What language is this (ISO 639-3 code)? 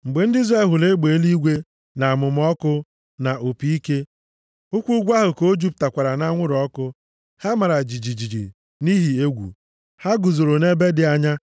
ibo